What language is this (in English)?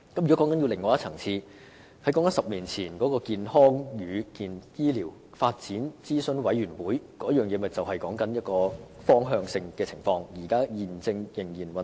Cantonese